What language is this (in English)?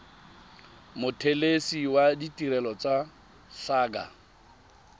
Tswana